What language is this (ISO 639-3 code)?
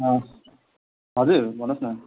nep